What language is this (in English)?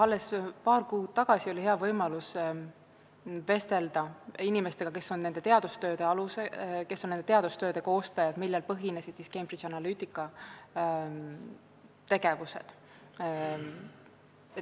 Estonian